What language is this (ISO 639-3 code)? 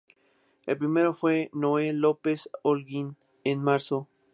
spa